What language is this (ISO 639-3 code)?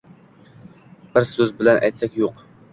uzb